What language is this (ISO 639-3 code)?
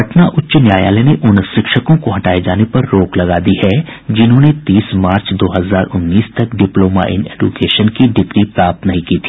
hin